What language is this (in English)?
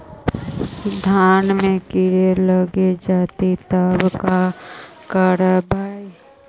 Magahi